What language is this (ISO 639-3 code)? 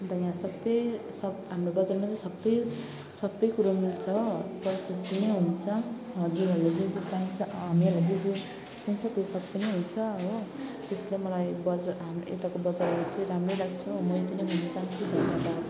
nep